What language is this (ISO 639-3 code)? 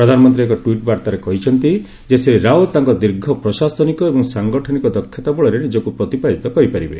ori